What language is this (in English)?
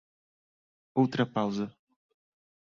Portuguese